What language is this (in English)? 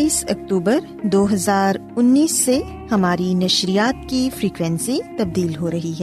Urdu